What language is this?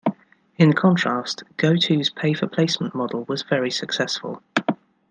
English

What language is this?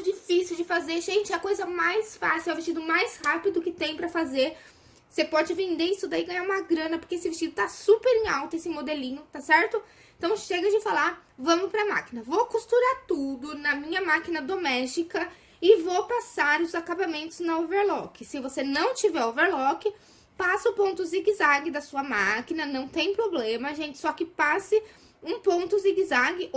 Portuguese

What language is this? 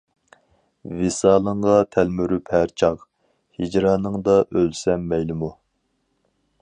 Uyghur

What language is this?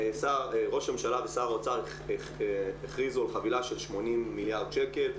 Hebrew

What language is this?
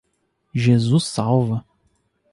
Portuguese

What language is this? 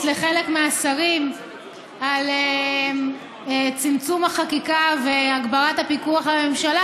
Hebrew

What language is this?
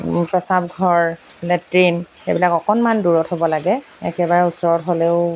Assamese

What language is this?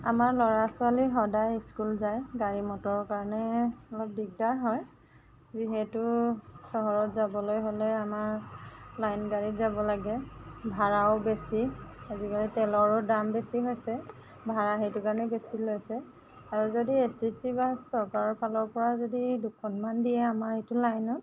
Assamese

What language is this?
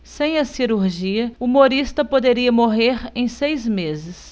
Portuguese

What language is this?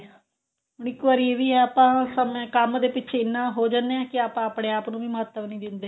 Punjabi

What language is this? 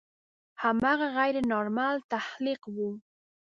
Pashto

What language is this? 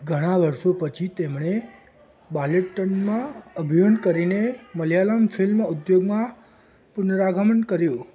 Gujarati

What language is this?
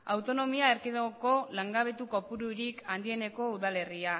Basque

